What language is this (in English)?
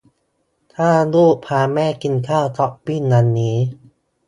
Thai